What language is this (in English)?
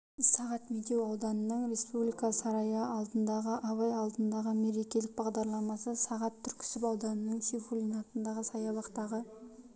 Kazakh